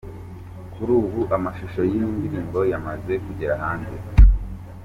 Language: Kinyarwanda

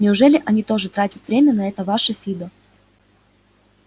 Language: Russian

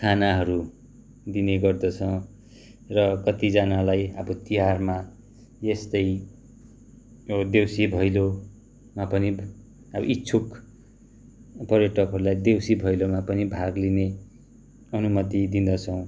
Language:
Nepali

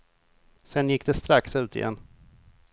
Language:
Swedish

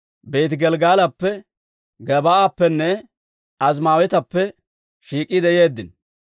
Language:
Dawro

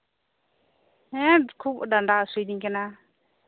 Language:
Santali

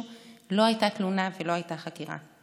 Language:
Hebrew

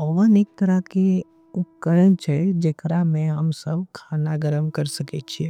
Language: Angika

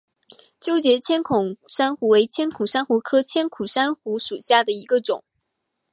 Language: Chinese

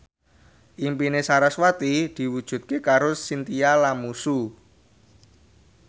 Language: Javanese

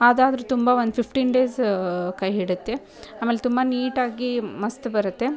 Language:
Kannada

